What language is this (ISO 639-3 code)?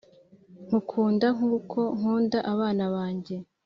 kin